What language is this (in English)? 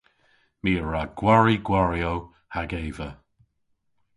Cornish